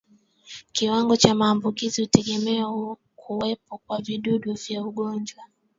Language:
Swahili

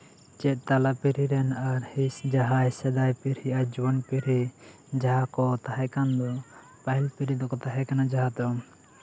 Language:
Santali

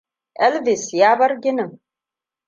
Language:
Hausa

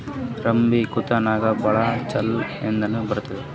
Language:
Kannada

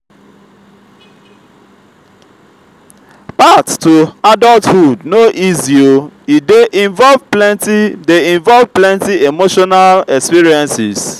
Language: Nigerian Pidgin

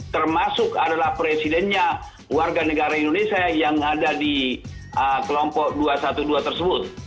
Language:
Indonesian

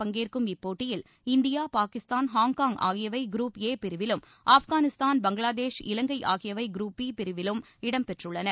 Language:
Tamil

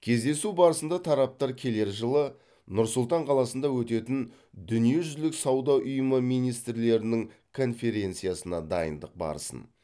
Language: Kazakh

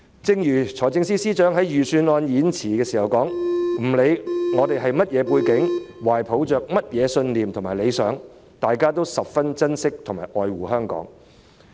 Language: Cantonese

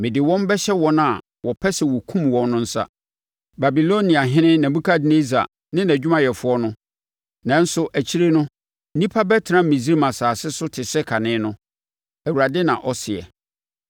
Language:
Akan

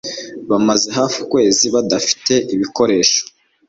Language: Kinyarwanda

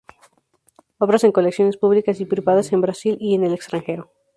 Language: Spanish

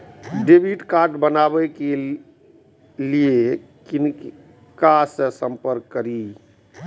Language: Maithili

